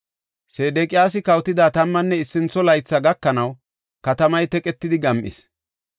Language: Gofa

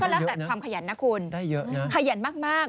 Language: Thai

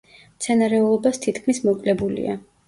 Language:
Georgian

